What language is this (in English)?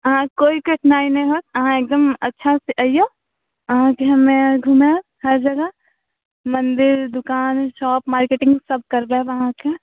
Maithili